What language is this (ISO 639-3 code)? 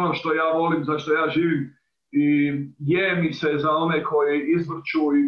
ita